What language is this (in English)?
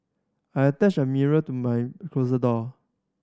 English